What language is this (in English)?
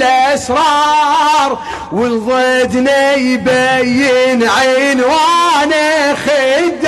Arabic